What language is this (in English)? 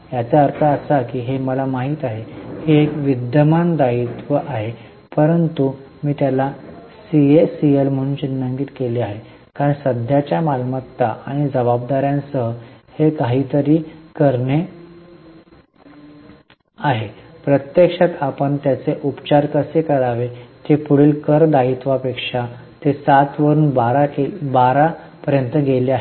Marathi